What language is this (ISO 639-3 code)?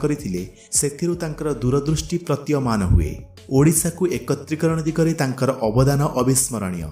hin